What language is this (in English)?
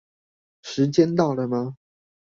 Chinese